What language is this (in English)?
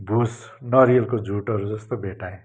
Nepali